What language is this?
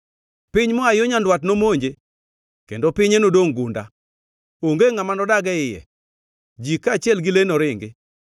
Luo (Kenya and Tanzania)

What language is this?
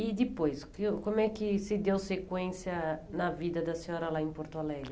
Portuguese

